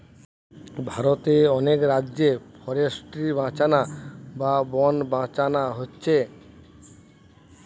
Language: Bangla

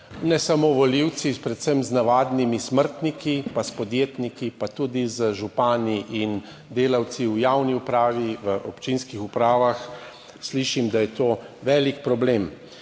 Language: Slovenian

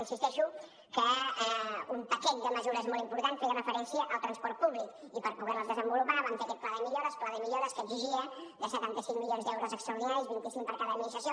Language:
Catalan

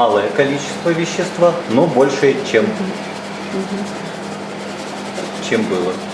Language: Russian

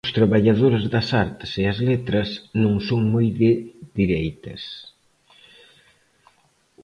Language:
Galician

